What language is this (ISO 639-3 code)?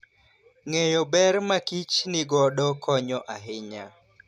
luo